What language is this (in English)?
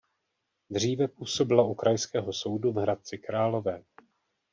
Czech